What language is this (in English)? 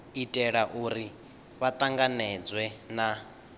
Venda